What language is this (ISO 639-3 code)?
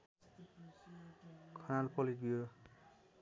nep